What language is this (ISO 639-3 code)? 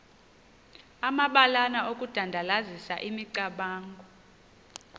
xho